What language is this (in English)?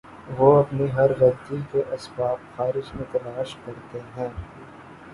Urdu